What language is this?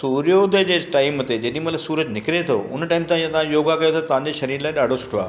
Sindhi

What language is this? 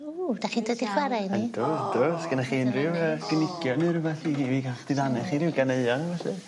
Welsh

